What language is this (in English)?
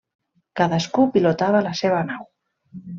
Catalan